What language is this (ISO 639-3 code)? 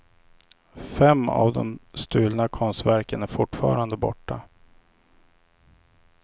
swe